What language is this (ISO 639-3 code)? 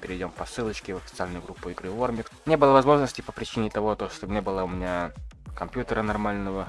rus